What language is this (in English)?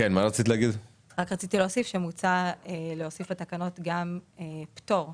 Hebrew